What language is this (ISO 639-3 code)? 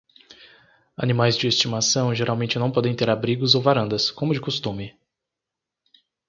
por